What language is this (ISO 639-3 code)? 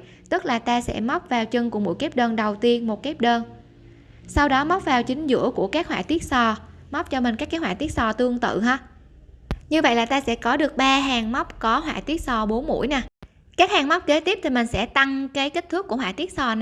vie